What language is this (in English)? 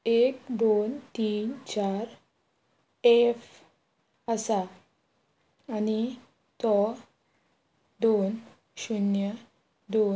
Konkani